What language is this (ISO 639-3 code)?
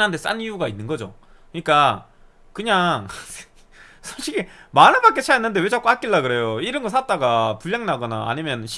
kor